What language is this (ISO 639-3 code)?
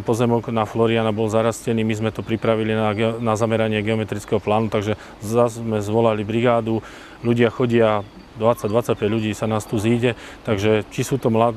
slk